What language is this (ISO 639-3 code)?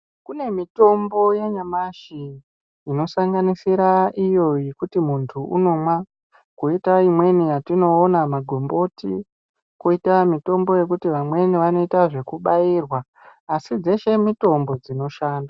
ndc